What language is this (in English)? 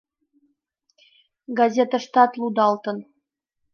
Mari